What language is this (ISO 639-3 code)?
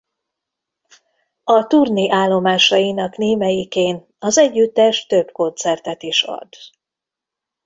hun